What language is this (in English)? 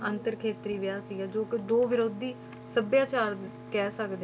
Punjabi